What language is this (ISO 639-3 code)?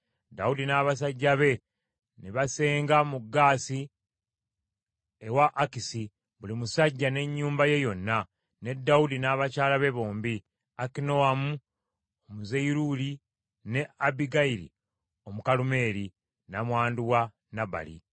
lug